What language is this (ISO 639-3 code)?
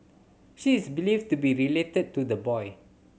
eng